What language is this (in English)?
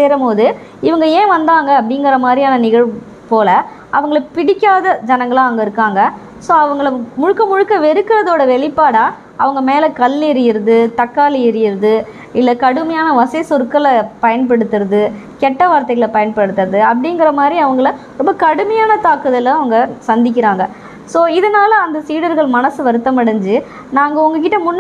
Tamil